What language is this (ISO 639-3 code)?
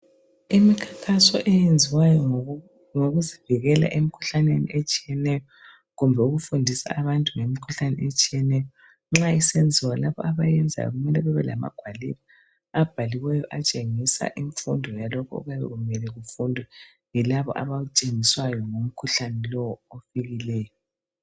nde